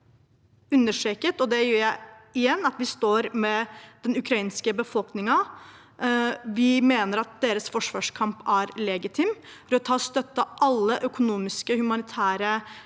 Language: Norwegian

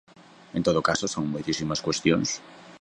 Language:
Galician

